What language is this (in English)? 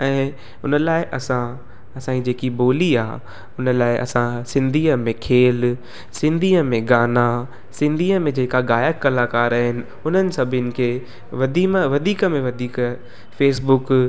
Sindhi